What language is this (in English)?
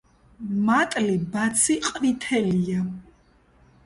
Georgian